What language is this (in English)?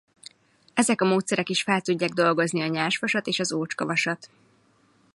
Hungarian